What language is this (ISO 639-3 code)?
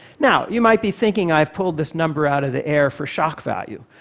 eng